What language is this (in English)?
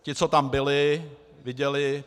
Czech